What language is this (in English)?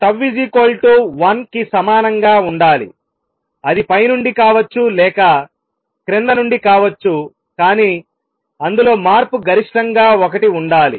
Telugu